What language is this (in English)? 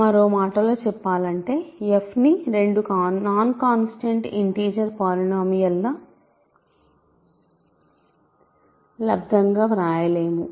Telugu